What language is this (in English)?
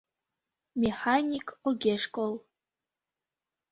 Mari